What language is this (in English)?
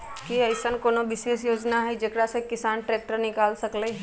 Magahi